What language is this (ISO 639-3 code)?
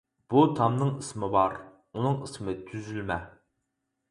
uig